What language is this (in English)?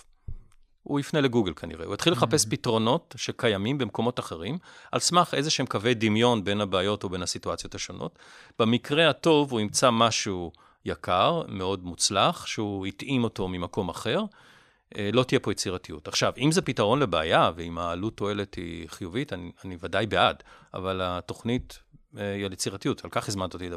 Hebrew